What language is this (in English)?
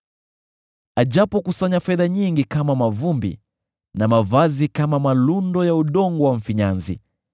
Swahili